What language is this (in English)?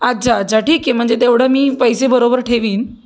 Marathi